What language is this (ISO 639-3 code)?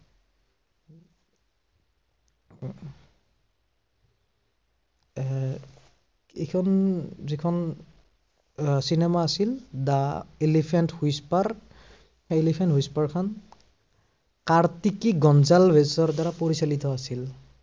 asm